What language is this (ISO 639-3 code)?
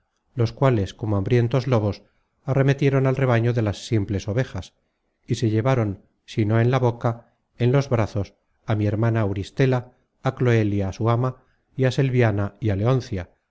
spa